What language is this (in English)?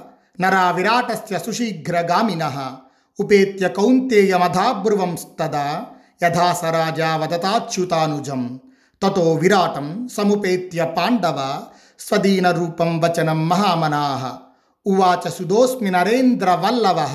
Telugu